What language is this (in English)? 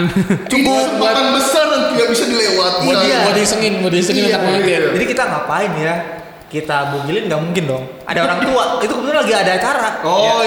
Indonesian